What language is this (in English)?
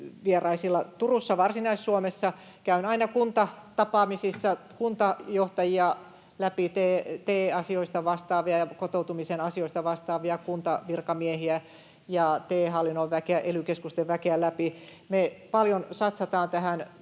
Finnish